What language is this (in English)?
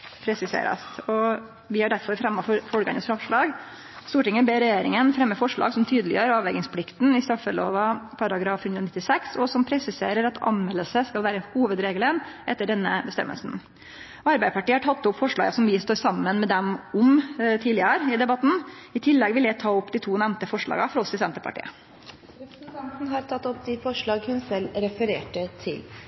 Norwegian